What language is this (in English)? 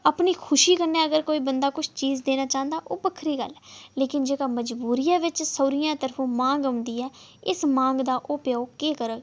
Dogri